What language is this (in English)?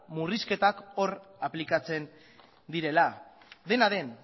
Basque